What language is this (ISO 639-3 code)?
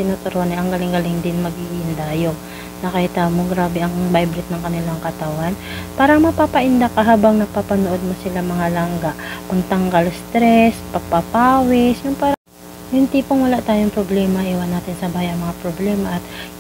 fil